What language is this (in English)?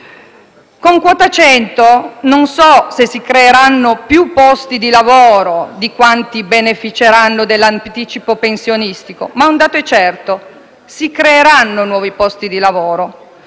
Italian